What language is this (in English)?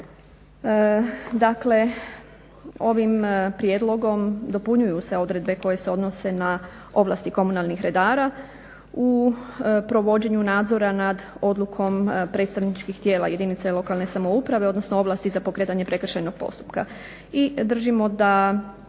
Croatian